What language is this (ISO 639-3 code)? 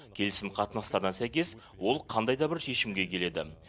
kaz